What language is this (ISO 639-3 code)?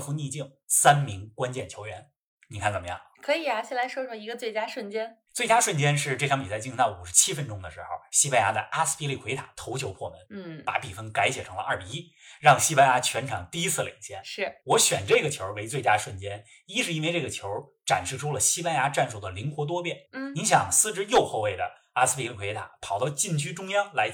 zho